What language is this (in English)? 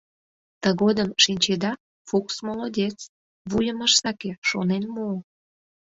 Mari